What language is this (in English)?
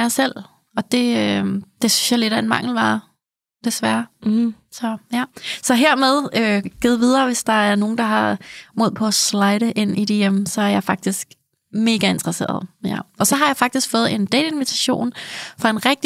Danish